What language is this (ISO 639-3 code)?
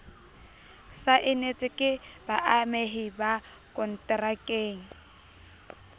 sot